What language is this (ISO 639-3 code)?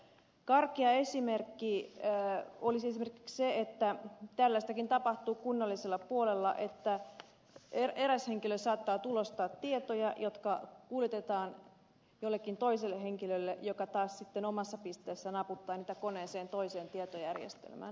fin